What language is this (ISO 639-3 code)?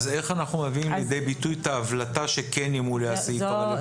heb